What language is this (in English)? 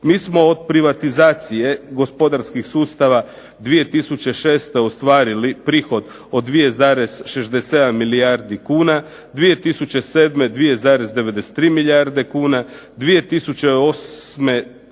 Croatian